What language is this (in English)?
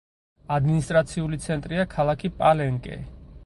Georgian